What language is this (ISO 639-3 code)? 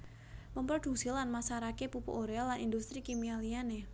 jav